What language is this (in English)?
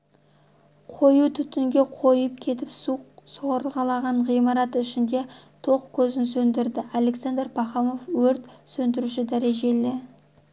Kazakh